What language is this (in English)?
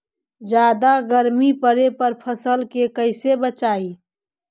Magahi